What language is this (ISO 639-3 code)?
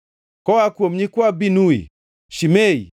luo